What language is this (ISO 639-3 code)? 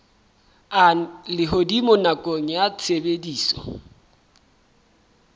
sot